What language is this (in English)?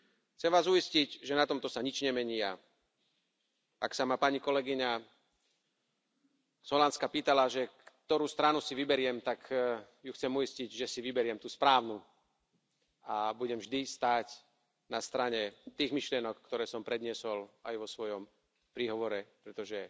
Slovak